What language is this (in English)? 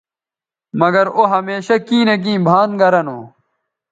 Bateri